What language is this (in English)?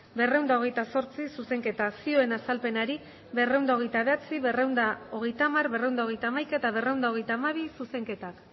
Basque